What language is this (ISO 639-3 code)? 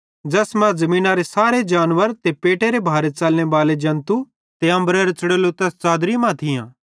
bhd